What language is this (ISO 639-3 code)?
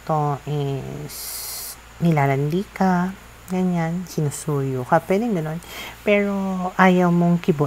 fil